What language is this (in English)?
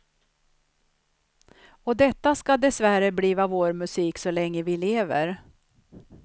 Swedish